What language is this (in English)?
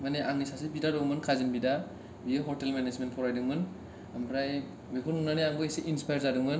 Bodo